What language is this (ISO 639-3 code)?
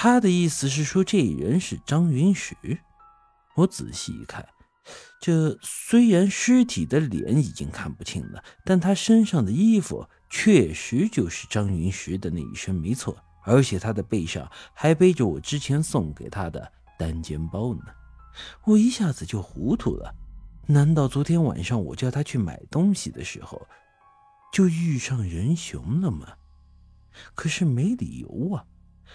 zho